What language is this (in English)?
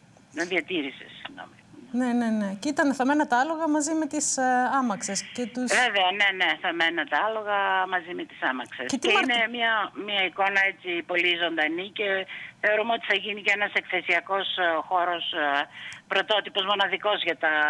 Greek